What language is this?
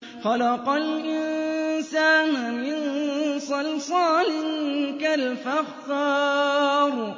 Arabic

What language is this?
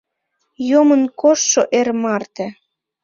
Mari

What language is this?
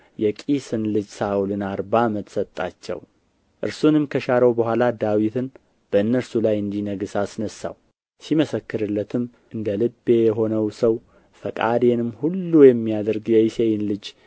Amharic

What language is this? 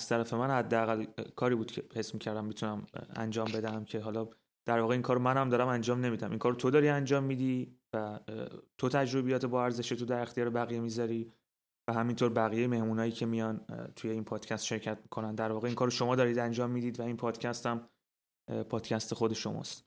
Persian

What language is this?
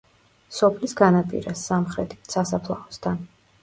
Georgian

